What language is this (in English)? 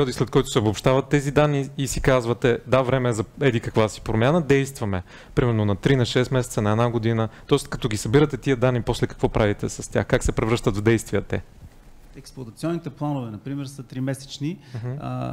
Bulgarian